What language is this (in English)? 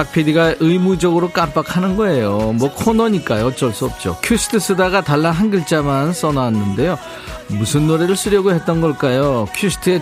Korean